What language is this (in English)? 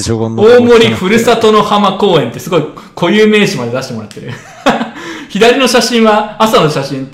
Japanese